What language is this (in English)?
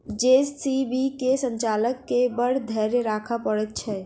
Maithili